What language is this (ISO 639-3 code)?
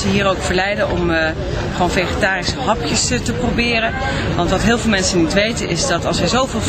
nld